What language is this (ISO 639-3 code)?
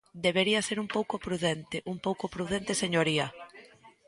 glg